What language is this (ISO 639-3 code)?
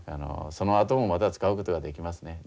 jpn